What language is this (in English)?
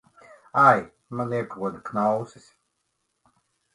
Latvian